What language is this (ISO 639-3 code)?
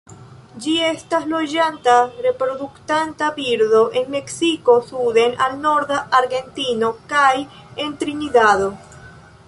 epo